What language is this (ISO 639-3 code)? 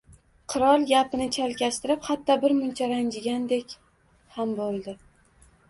uzb